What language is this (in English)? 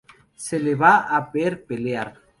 Spanish